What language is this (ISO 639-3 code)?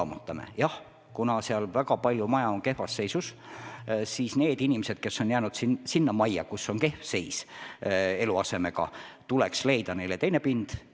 est